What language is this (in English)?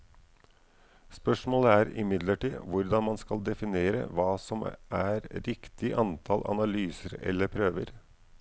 Norwegian